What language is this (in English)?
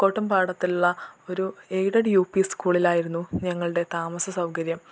Malayalam